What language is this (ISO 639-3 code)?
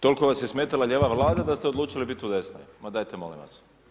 hrv